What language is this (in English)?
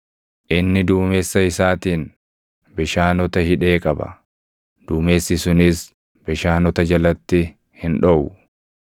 Oromo